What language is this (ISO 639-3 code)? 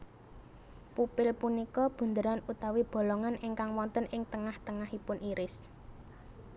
jav